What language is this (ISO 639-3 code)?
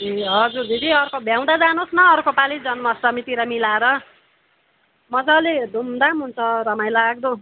nep